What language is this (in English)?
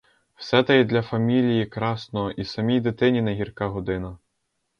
Ukrainian